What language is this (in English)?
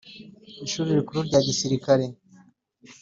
Kinyarwanda